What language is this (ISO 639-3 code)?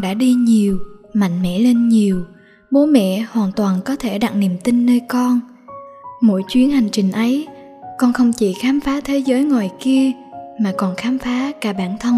vie